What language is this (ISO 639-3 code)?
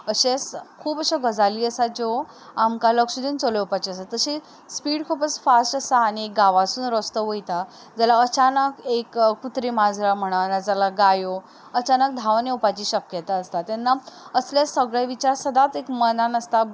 kok